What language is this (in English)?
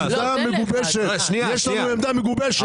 Hebrew